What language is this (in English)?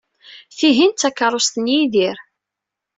Kabyle